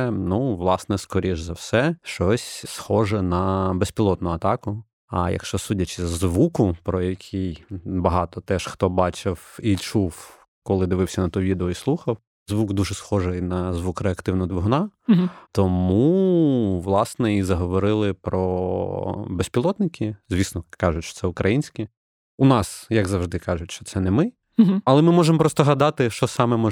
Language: Ukrainian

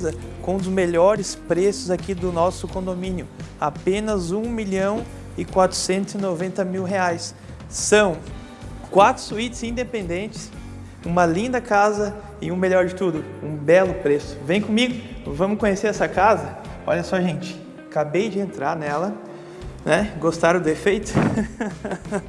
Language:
Portuguese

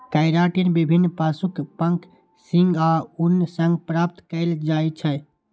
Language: Maithili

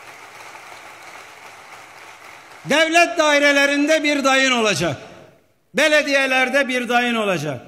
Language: Turkish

